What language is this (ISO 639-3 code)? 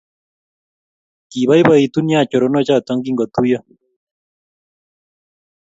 kln